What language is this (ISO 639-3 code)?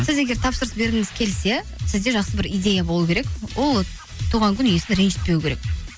kaz